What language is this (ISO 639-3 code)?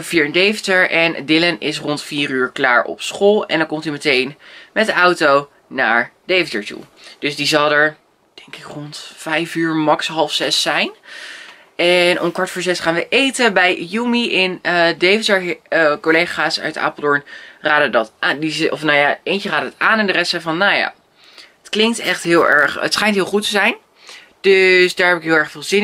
nld